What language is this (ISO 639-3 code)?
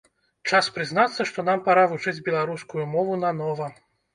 bel